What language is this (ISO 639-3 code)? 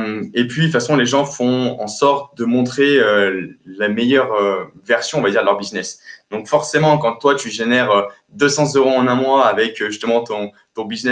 fra